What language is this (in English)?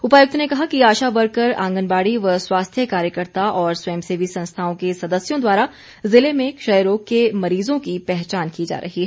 Hindi